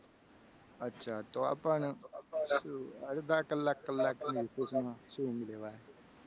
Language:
Gujarati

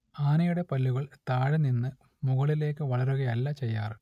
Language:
Malayalam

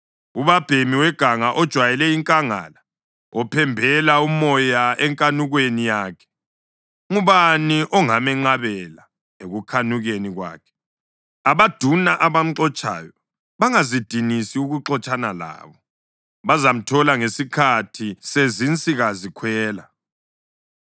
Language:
North Ndebele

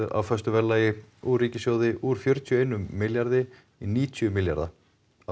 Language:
Icelandic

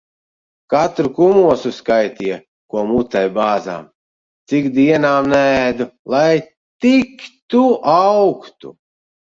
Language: Latvian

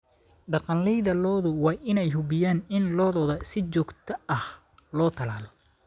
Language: Somali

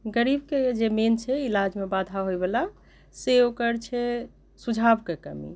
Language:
Maithili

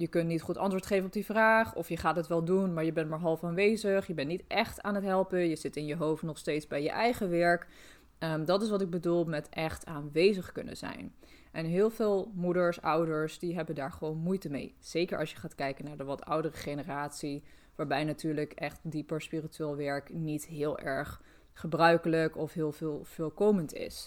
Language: Dutch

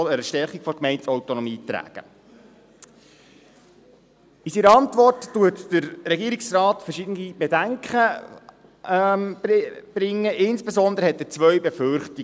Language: Swiss German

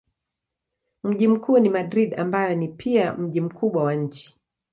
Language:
Swahili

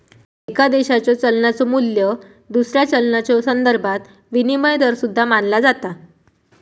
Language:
Marathi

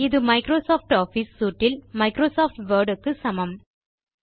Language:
Tamil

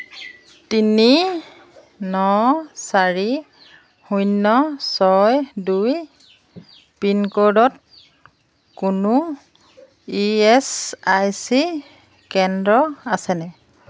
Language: Assamese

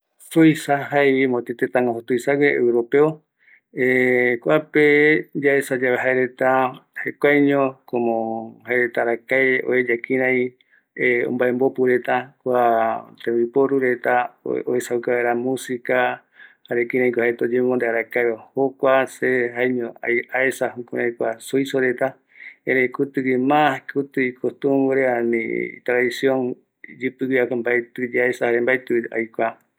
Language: Eastern Bolivian Guaraní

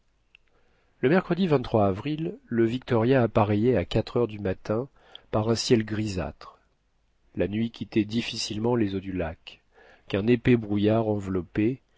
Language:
French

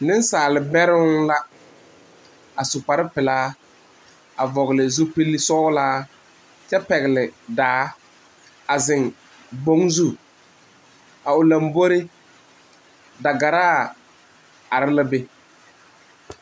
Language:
Southern Dagaare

